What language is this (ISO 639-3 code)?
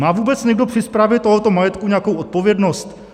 ces